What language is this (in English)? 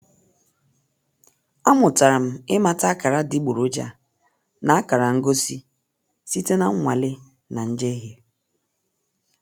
Igbo